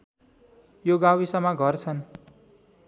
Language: Nepali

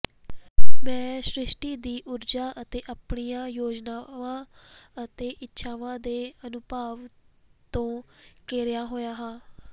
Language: Punjabi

